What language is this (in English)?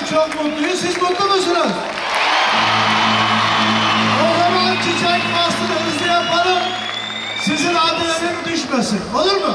Turkish